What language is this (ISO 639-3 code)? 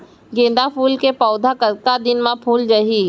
hne